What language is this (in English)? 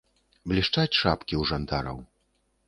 Belarusian